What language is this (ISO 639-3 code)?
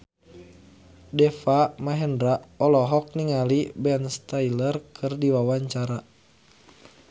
sun